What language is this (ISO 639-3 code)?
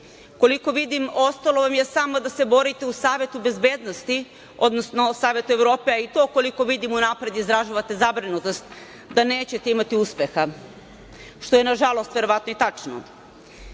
srp